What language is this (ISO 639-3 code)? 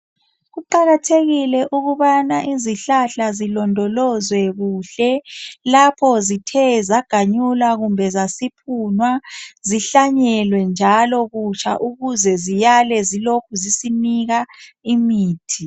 nde